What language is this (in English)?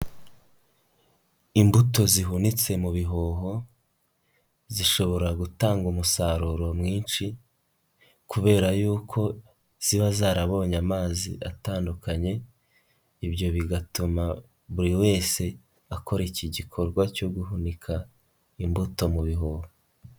Kinyarwanda